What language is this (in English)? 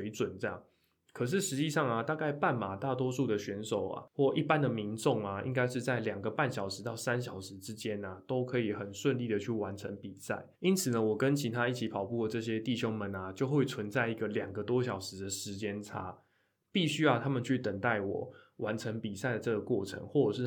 Chinese